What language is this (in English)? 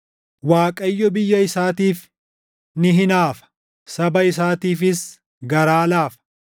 Oromo